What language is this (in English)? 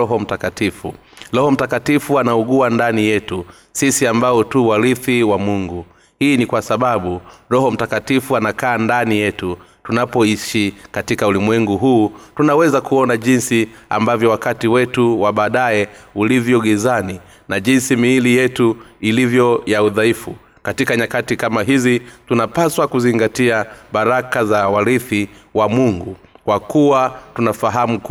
Swahili